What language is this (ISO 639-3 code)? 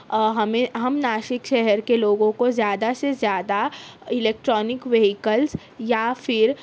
urd